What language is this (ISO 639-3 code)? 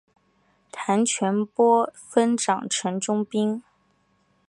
zho